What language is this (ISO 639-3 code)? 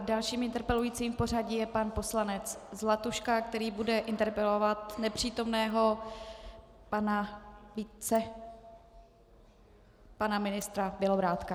ces